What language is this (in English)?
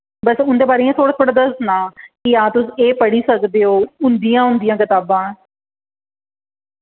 Dogri